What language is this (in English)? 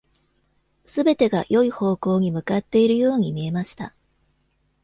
Japanese